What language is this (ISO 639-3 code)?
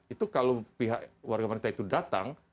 ind